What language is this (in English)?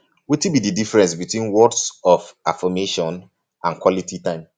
Nigerian Pidgin